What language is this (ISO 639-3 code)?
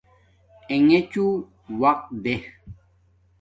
dmk